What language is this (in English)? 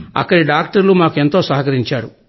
Telugu